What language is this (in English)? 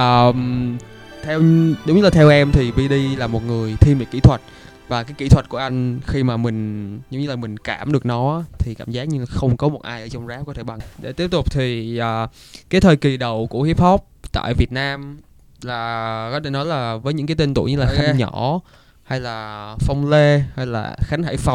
Vietnamese